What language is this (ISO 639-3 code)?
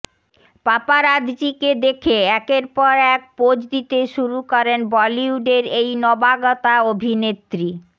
ben